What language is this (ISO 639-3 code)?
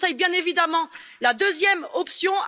fra